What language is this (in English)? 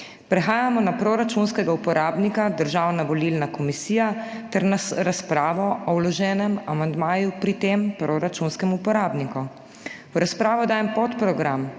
Slovenian